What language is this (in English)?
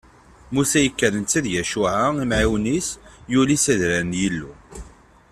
Kabyle